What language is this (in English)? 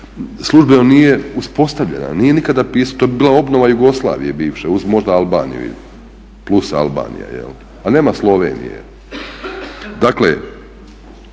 Croatian